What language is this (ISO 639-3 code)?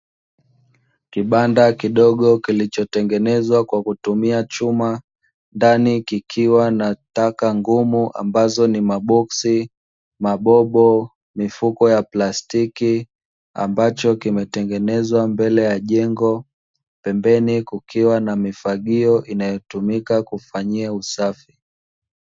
swa